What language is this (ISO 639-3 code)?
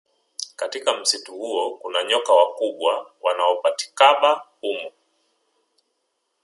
swa